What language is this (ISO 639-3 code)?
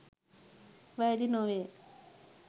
sin